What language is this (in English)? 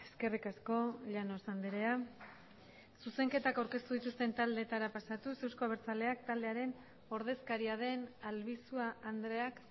Basque